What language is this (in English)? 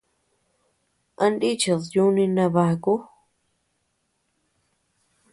Tepeuxila Cuicatec